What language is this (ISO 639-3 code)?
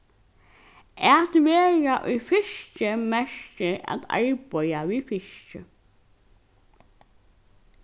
fao